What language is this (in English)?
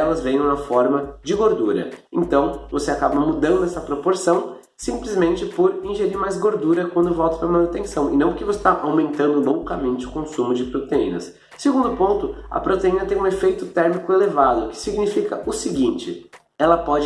Portuguese